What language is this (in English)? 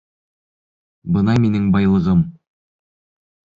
Bashkir